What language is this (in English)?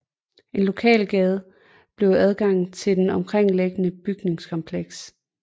Danish